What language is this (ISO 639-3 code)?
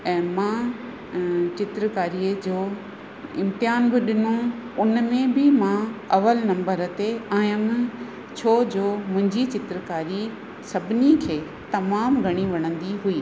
snd